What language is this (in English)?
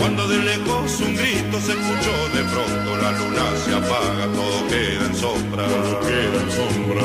Spanish